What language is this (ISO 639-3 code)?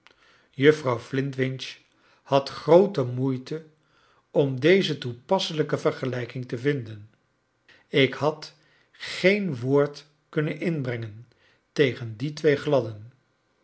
nld